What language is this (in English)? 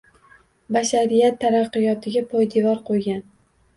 Uzbek